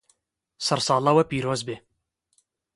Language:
Kurdish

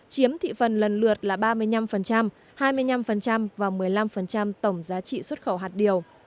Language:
Vietnamese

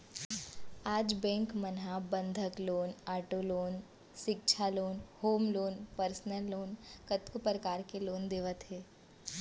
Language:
Chhattisgarhi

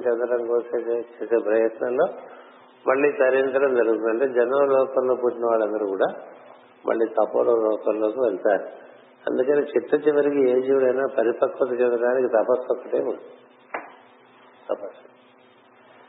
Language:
Telugu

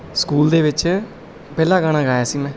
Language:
Punjabi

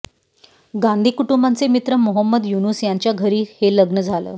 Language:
Marathi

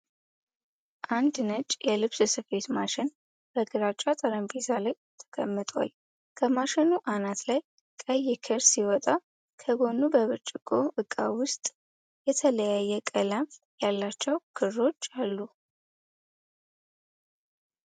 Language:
Amharic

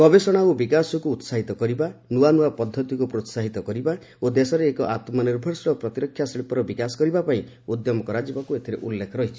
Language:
Odia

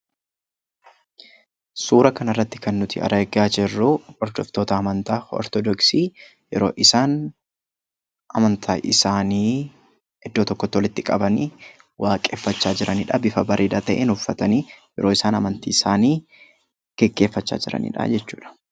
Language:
Oromo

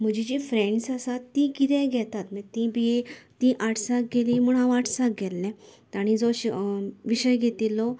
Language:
Konkani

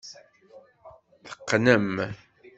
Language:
Kabyle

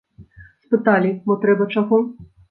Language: Belarusian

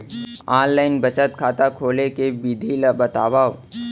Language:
Chhattisgarhi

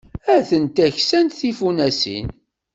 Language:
Kabyle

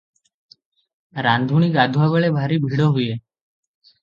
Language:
Odia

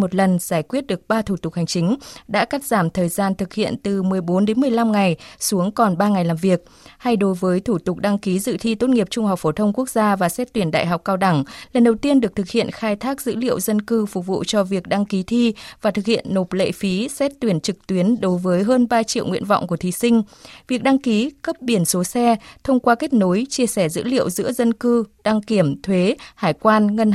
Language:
Vietnamese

